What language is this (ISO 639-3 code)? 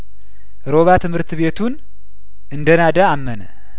amh